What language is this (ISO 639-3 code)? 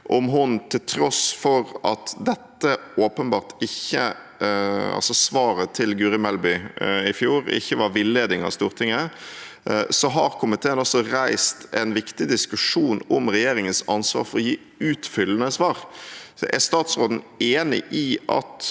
nor